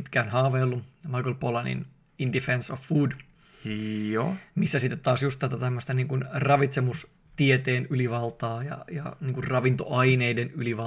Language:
Finnish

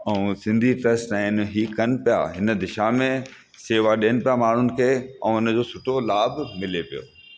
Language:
Sindhi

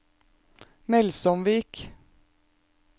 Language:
Norwegian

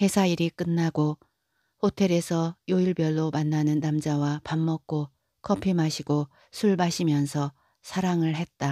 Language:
Korean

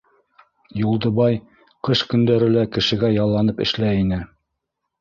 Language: Bashkir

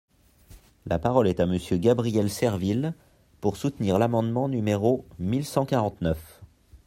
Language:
French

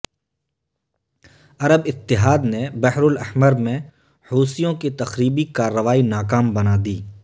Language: Urdu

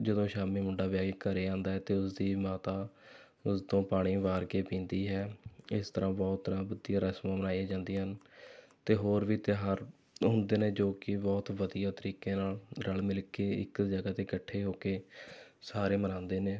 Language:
Punjabi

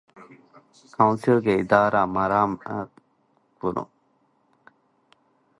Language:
Divehi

